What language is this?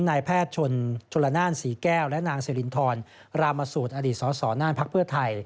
Thai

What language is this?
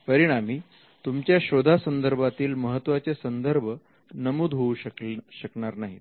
Marathi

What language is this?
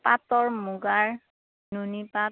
Assamese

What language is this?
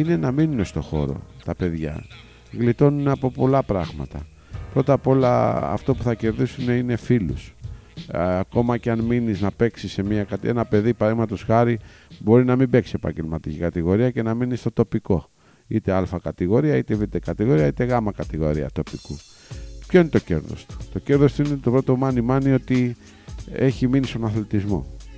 Greek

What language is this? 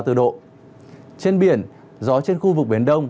Vietnamese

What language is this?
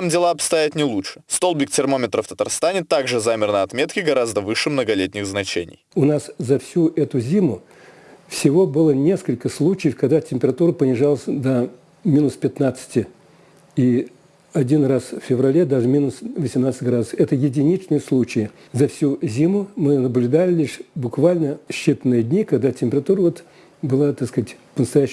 Russian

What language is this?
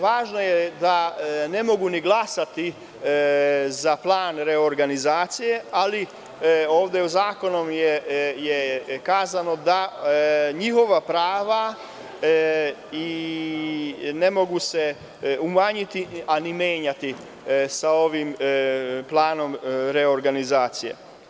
Serbian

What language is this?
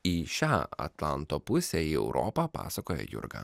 Lithuanian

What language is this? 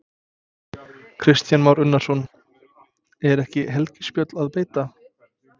Icelandic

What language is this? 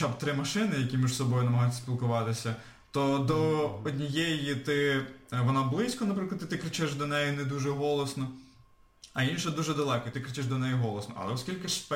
Ukrainian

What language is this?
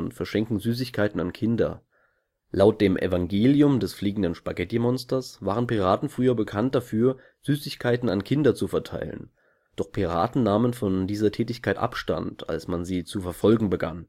German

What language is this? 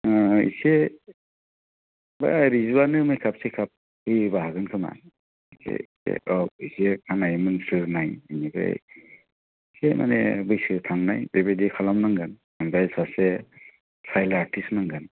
Bodo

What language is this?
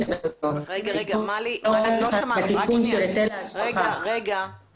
Hebrew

